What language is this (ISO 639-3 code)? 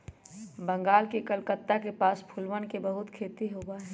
mag